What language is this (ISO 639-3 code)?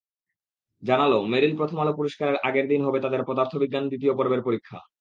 ben